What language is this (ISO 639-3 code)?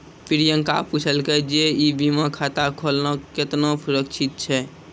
mai